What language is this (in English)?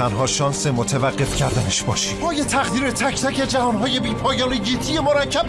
Persian